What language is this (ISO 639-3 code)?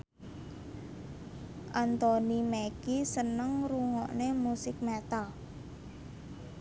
jav